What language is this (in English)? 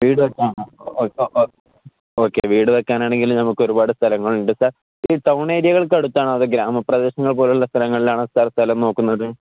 Malayalam